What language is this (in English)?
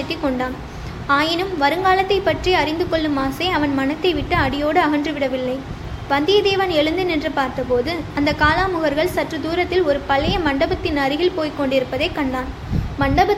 Tamil